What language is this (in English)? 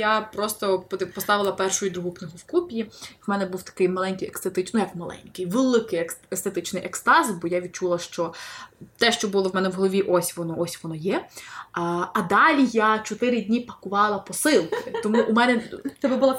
Ukrainian